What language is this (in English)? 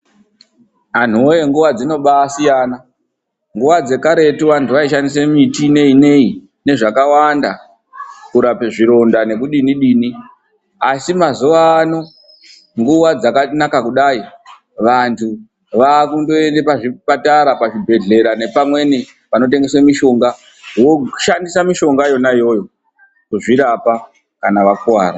Ndau